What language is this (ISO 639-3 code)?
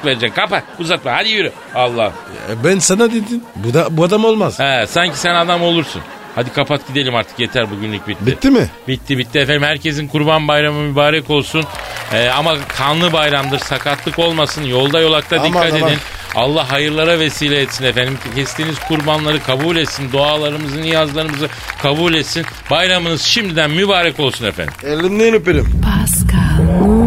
tur